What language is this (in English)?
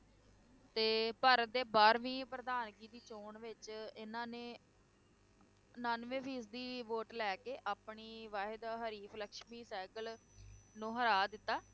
Punjabi